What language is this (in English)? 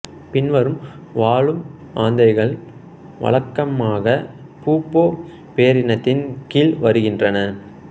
Tamil